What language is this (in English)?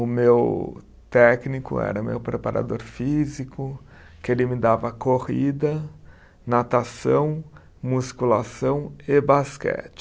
Portuguese